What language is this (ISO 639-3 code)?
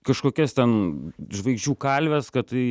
lit